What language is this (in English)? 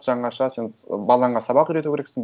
Kazakh